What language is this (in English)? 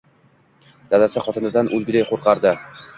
Uzbek